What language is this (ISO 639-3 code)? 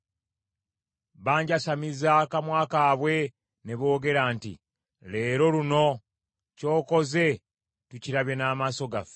lug